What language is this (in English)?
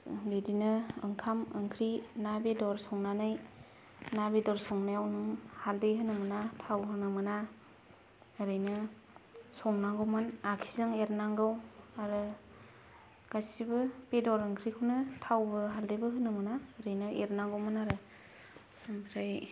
Bodo